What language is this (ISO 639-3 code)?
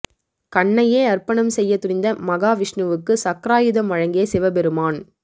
tam